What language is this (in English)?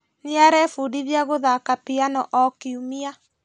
Kikuyu